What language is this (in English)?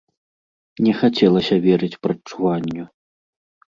Belarusian